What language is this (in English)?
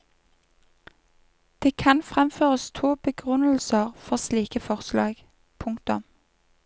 Norwegian